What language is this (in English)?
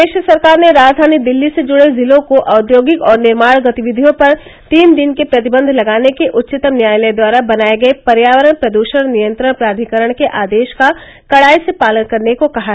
Hindi